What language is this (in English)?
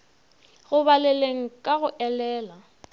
Northern Sotho